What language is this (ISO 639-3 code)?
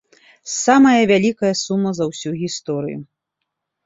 bel